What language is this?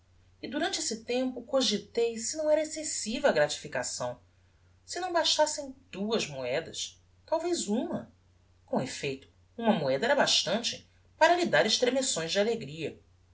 Portuguese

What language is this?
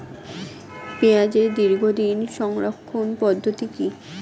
Bangla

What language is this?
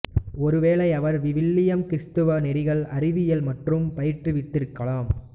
Tamil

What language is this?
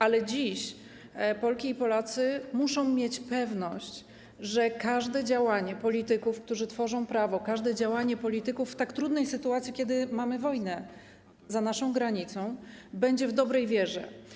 Polish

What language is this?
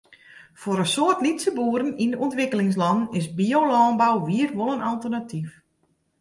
Western Frisian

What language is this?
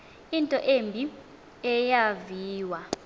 Xhosa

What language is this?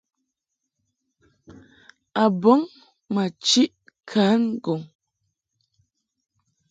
Mungaka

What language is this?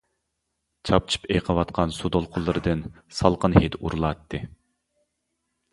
Uyghur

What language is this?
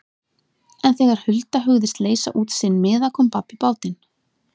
Icelandic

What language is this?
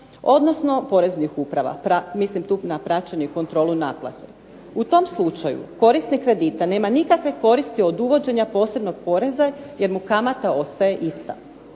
Croatian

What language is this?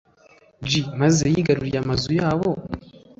Kinyarwanda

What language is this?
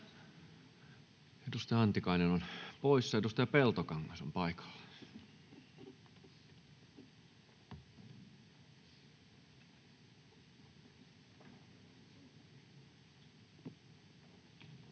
Finnish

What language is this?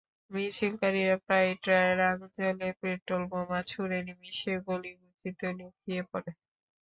Bangla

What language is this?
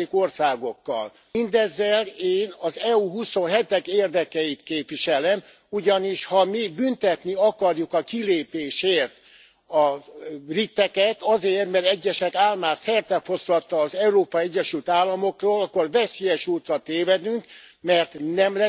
Hungarian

